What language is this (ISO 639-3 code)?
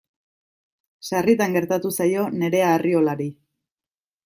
eus